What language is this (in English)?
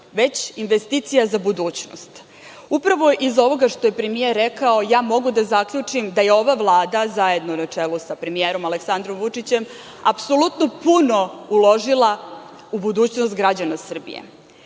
Serbian